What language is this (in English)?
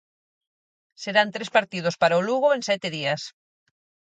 Galician